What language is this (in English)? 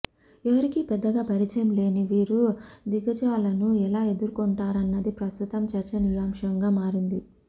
Telugu